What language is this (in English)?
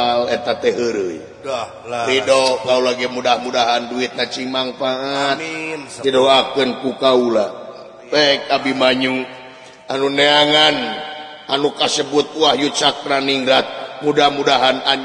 Indonesian